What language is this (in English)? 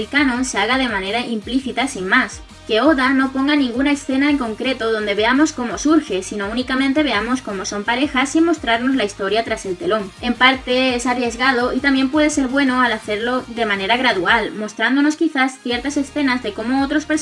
Spanish